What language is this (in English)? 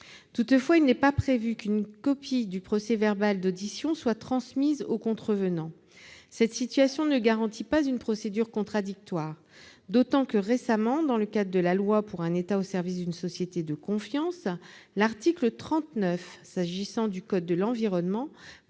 French